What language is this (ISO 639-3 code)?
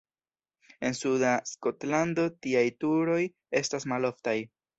epo